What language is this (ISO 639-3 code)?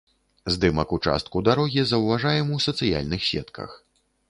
bel